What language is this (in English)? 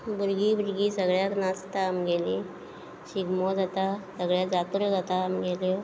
Konkani